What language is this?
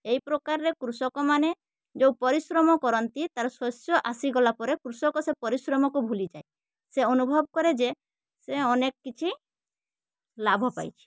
Odia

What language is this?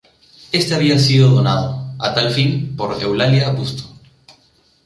Spanish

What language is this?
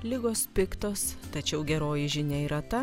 Lithuanian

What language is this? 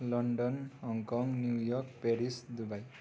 Nepali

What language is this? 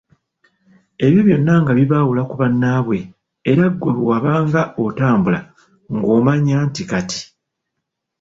Ganda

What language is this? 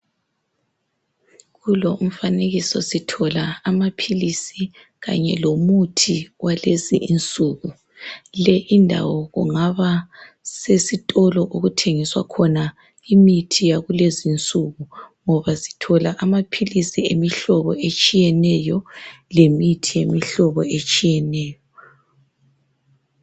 North Ndebele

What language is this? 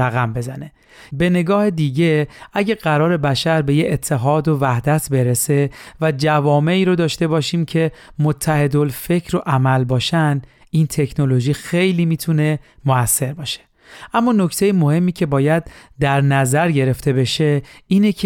Persian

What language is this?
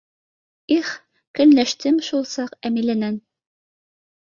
Bashkir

